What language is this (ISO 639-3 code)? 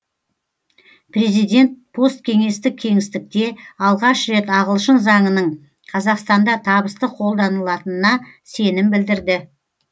kaz